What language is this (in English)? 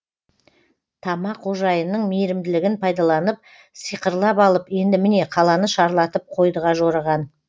Kazakh